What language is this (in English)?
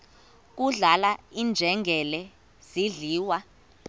Xhosa